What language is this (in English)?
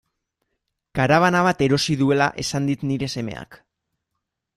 Basque